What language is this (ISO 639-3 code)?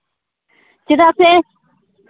sat